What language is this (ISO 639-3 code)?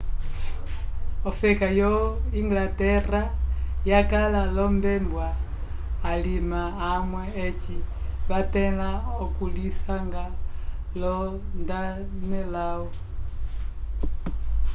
umb